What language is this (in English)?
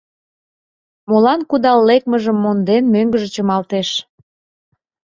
Mari